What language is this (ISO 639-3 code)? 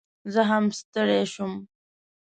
pus